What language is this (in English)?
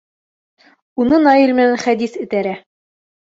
Bashkir